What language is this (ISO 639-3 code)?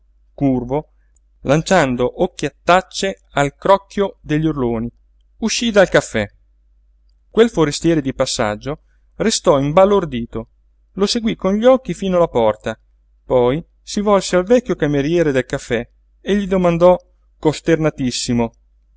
ita